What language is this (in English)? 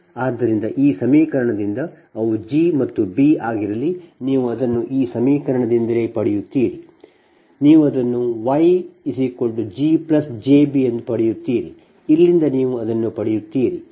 Kannada